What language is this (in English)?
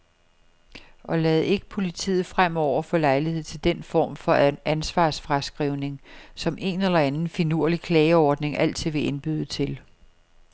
Danish